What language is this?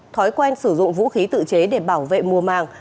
Vietnamese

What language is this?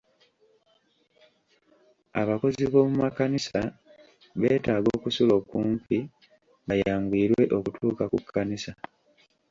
Ganda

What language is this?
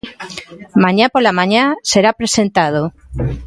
Galician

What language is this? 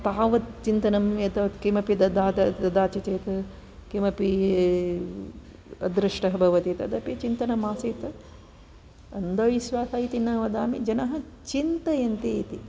Sanskrit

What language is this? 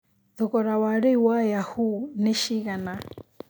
Kikuyu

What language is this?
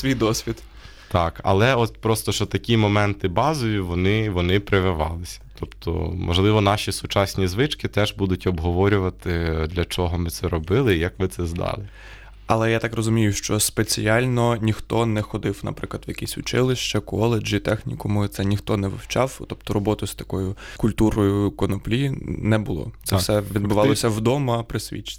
Ukrainian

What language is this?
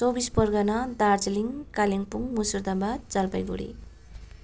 Nepali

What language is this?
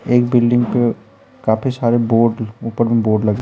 Hindi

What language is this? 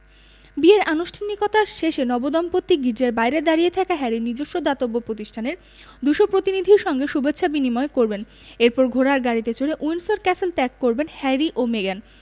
Bangla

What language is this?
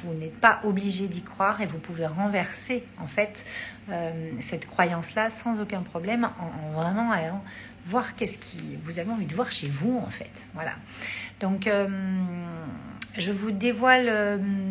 French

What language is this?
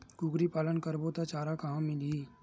Chhattisgarhi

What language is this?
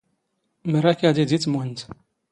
Standard Moroccan Tamazight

